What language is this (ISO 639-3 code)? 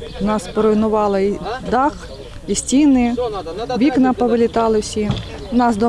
ukr